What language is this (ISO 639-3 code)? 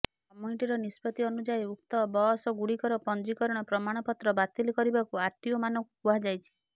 ori